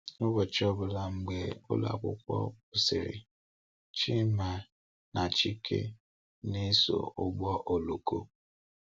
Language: Igbo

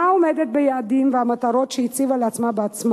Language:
Hebrew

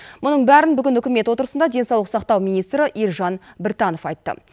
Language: Kazakh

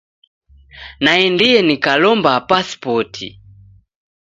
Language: Taita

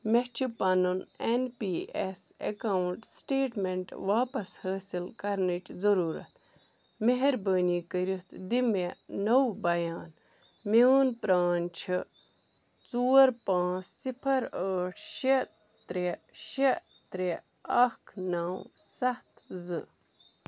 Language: Kashmiri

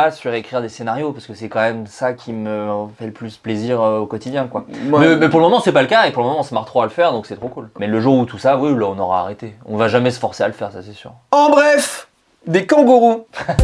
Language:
French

